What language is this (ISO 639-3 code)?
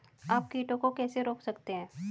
hin